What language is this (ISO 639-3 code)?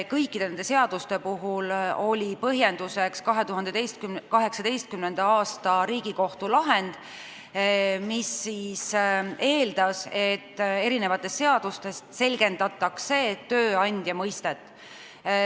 est